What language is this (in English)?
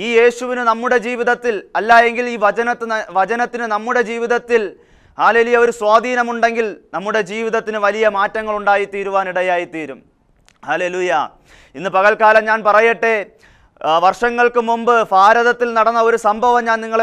Czech